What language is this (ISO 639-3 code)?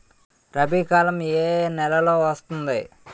tel